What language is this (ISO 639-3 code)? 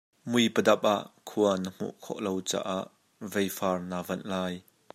cnh